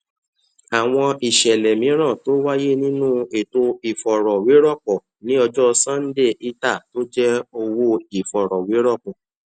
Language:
Yoruba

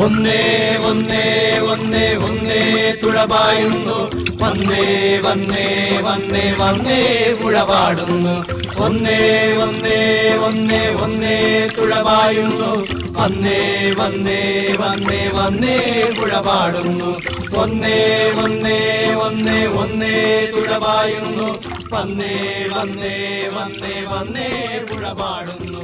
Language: Hindi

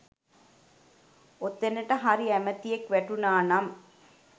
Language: Sinhala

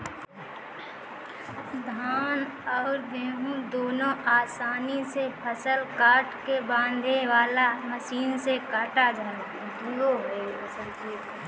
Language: Bhojpuri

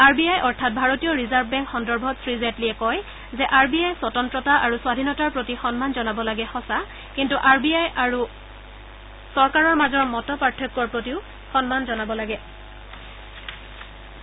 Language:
Assamese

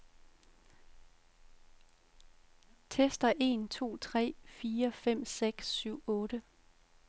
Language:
Danish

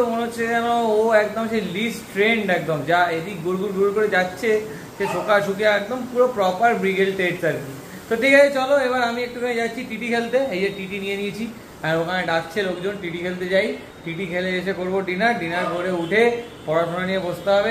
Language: Hindi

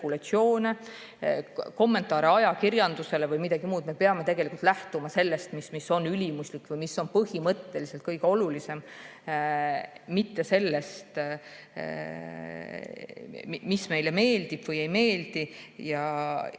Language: Estonian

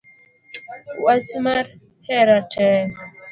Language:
Luo (Kenya and Tanzania)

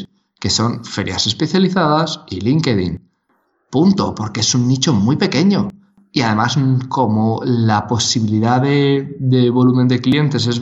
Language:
Spanish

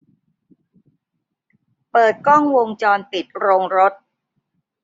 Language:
Thai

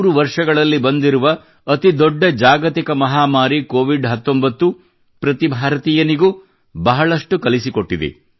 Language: Kannada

